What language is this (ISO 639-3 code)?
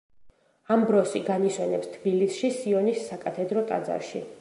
kat